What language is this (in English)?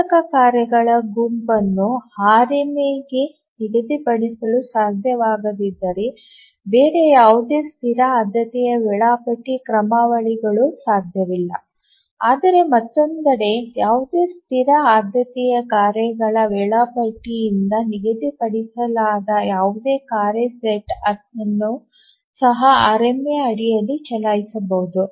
Kannada